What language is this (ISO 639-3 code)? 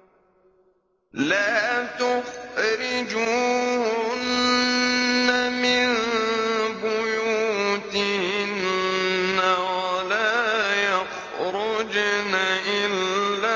ara